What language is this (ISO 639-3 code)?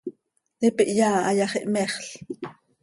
sei